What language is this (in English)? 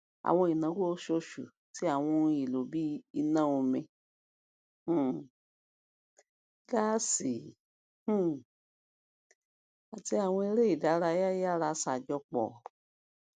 Yoruba